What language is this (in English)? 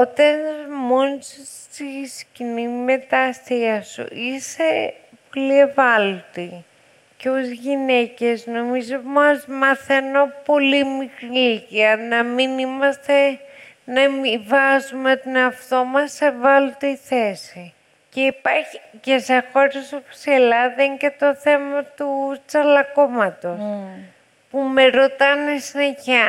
Greek